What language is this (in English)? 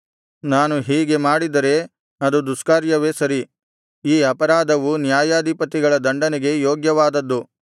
Kannada